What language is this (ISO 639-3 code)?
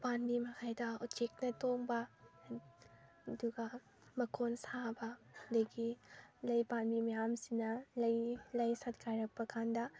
mni